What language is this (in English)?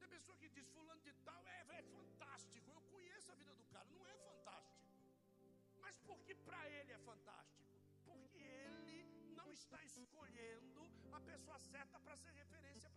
Portuguese